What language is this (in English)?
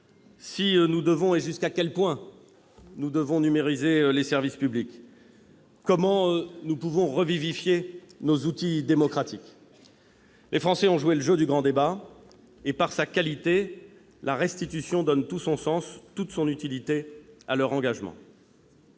French